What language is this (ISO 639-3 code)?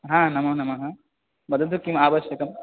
san